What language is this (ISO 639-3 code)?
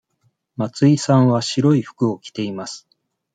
jpn